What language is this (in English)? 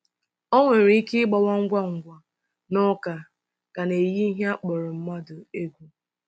Igbo